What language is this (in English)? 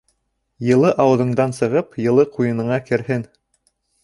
Bashkir